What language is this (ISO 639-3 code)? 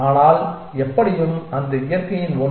tam